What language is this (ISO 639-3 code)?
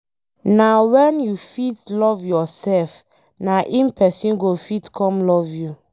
pcm